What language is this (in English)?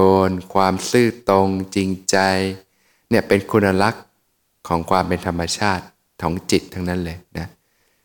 Thai